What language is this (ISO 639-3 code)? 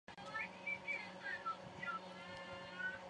zho